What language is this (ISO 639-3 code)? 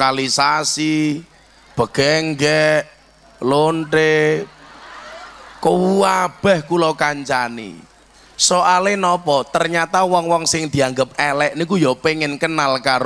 ind